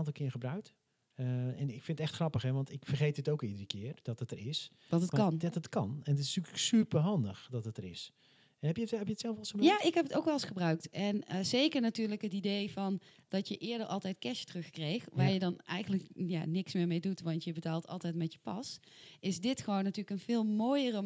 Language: Dutch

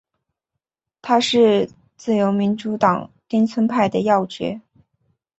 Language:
Chinese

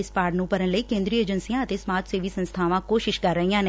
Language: Punjabi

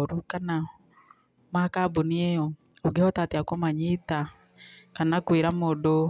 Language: Kikuyu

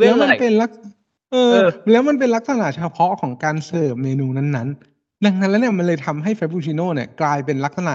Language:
Thai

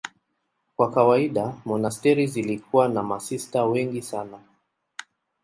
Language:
Swahili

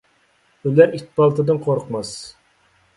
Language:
Uyghur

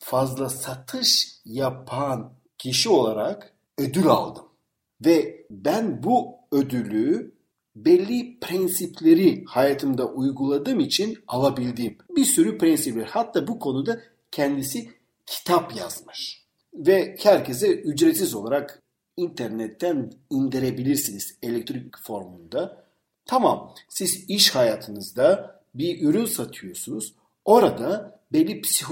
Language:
Turkish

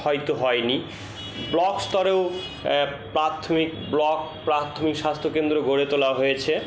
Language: Bangla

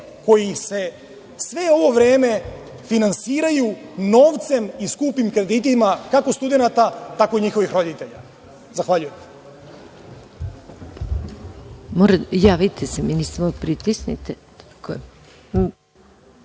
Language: Serbian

